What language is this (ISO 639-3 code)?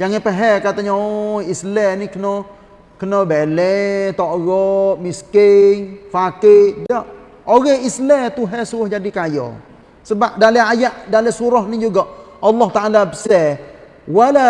msa